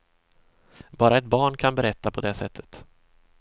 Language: Swedish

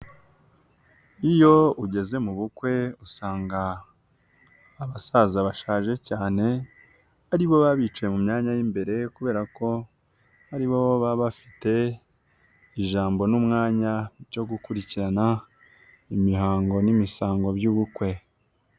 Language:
Kinyarwanda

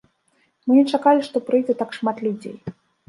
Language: Belarusian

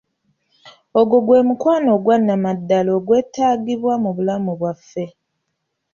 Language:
Ganda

